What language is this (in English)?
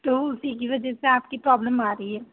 Urdu